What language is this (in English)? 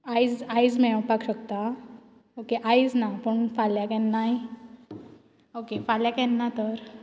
Konkani